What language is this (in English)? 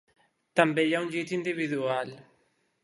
Catalan